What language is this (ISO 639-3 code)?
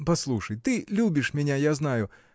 rus